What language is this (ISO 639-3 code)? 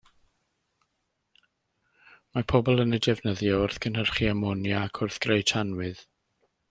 cym